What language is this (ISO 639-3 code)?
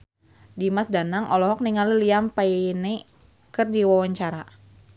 sun